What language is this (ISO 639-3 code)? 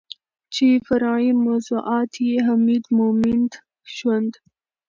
pus